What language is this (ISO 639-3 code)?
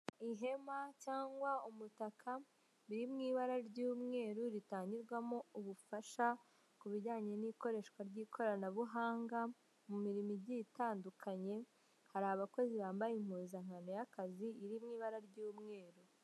kin